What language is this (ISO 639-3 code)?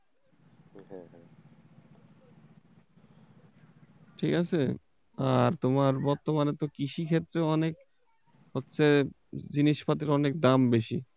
ben